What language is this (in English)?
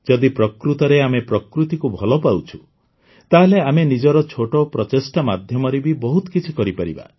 Odia